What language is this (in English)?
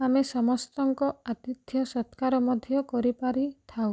Odia